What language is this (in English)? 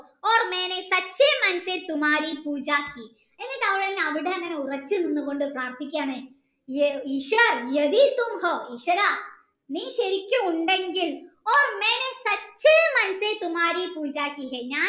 Malayalam